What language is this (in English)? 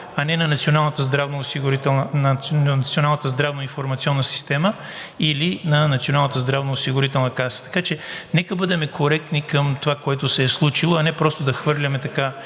Bulgarian